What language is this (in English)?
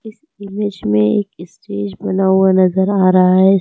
Hindi